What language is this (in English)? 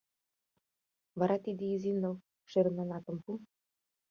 Mari